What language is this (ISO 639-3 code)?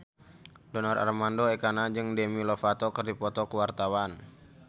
sun